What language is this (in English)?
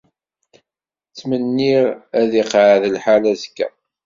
Kabyle